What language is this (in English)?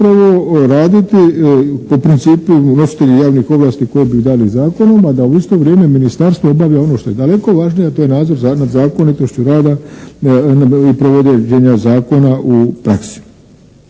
Croatian